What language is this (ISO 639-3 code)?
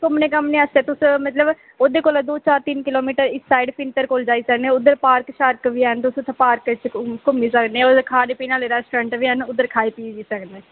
doi